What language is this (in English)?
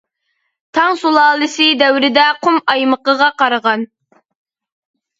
Uyghur